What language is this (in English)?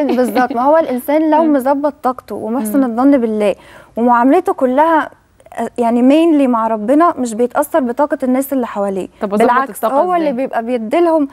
Arabic